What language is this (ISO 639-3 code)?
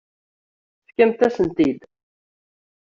kab